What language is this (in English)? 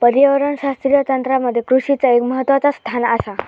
Marathi